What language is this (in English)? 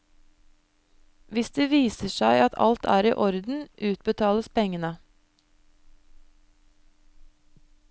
Norwegian